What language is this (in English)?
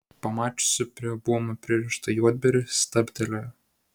Lithuanian